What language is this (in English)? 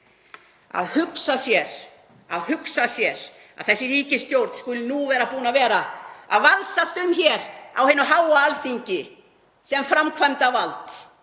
Icelandic